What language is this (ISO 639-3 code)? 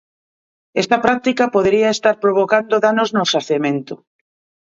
glg